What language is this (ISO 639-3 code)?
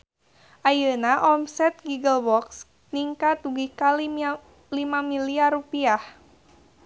sun